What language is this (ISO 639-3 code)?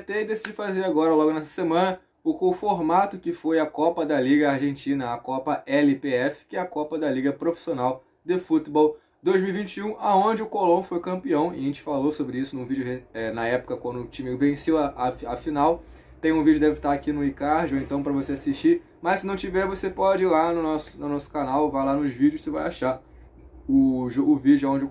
por